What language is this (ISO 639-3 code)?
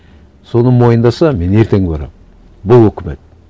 kaz